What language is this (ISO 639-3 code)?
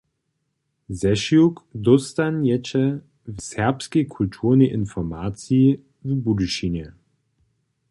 hsb